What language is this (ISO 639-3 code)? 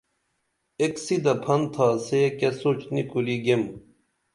dml